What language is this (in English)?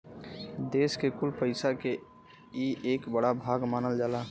Bhojpuri